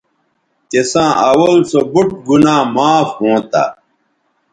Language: Bateri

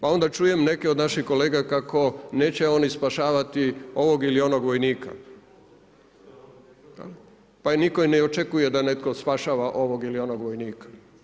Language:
Croatian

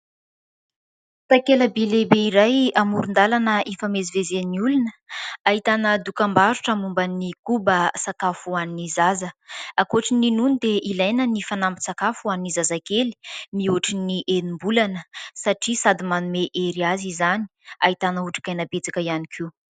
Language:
Malagasy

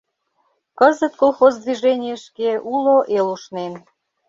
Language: Mari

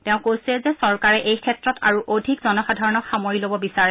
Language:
Assamese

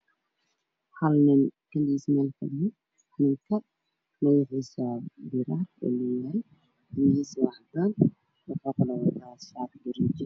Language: Somali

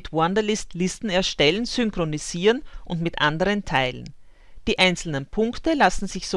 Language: German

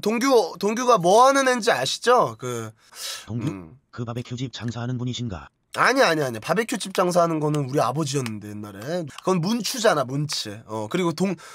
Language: Korean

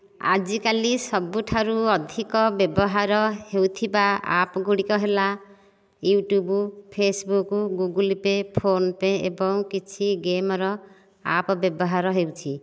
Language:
Odia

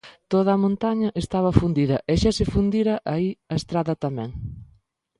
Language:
Galician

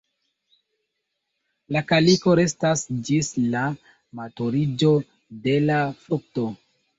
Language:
Esperanto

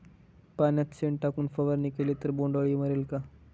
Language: Marathi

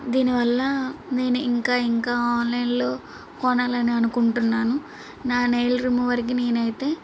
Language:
Telugu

